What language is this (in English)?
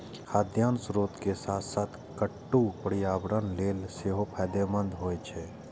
Maithili